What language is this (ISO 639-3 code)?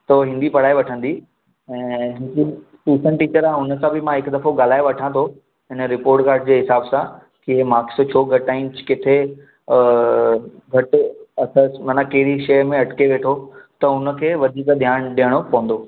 snd